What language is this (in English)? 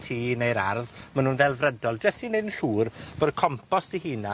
Welsh